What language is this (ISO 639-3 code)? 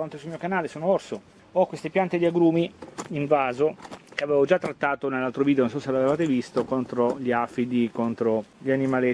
ita